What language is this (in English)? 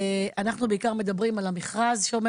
Hebrew